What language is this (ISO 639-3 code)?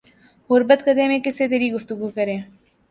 urd